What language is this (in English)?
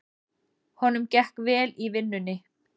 Icelandic